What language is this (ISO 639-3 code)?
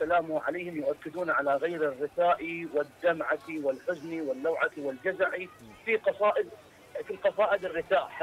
ara